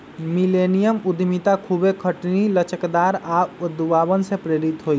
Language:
Magahi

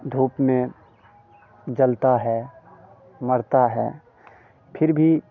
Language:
Hindi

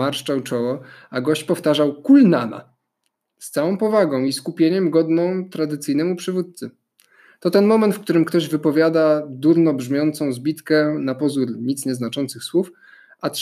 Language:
Polish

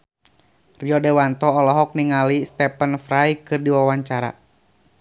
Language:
Sundanese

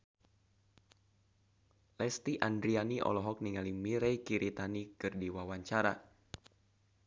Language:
Sundanese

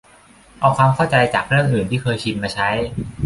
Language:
Thai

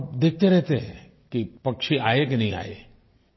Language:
Hindi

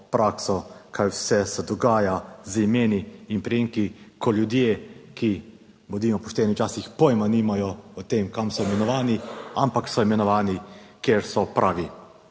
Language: Slovenian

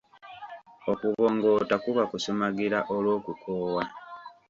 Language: Ganda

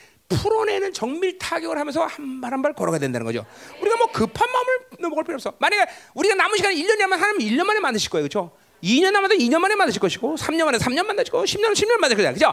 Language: Korean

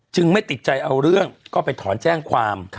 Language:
Thai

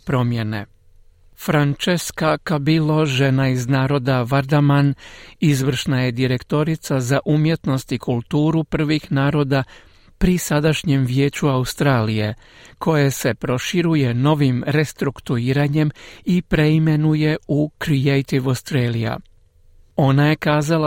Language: Croatian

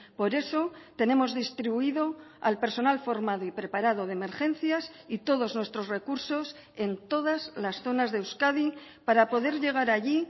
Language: Spanish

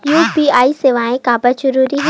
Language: Chhattisgarhi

